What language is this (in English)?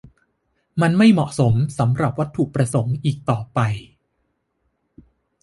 Thai